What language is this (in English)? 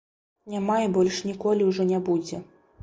Belarusian